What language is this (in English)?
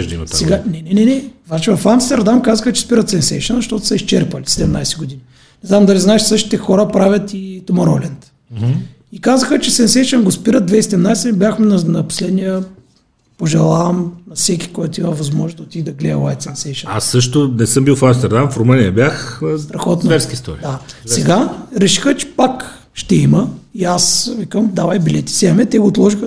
Bulgarian